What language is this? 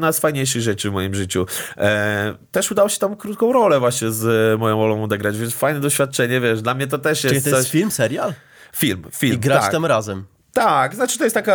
Polish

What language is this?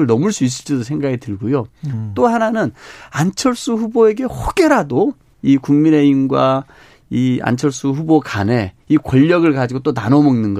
Korean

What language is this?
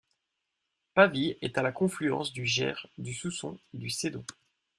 French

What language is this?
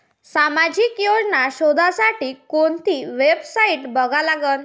Marathi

